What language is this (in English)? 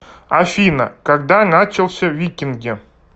Russian